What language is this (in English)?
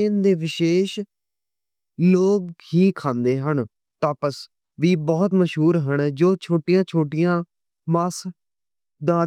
Western Panjabi